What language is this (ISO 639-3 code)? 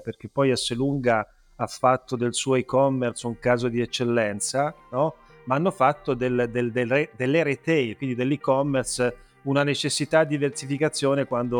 ita